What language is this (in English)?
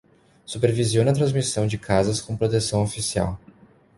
Portuguese